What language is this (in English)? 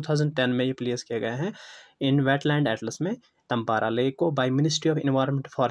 Hindi